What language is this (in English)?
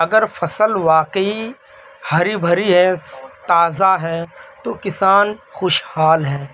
Urdu